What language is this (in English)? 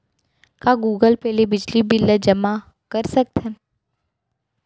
Chhattisgarhi